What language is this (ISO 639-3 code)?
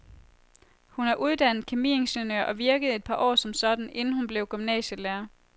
dan